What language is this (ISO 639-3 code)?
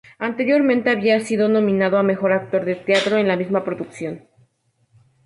spa